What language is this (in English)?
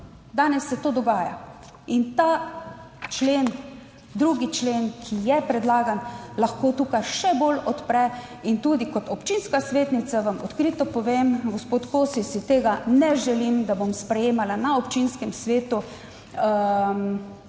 Slovenian